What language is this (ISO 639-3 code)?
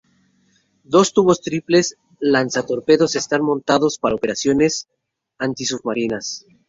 spa